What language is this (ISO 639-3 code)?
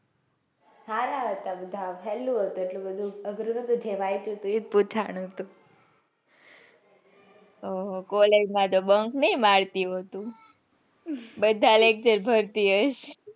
guj